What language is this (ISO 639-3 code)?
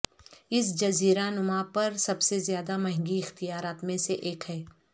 urd